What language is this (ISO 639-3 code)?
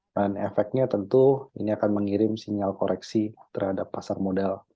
ind